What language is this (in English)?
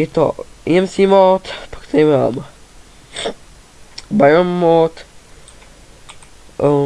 Czech